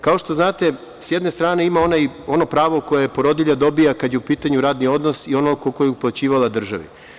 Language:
Serbian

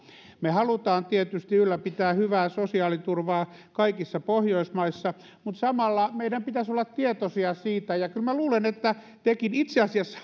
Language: Finnish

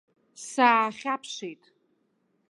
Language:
Abkhazian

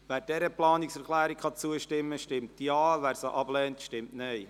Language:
Swiss German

